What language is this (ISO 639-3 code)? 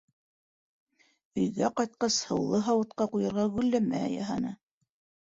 bak